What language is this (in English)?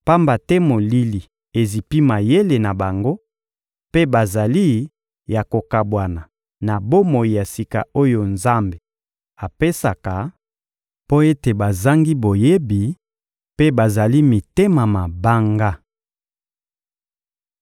Lingala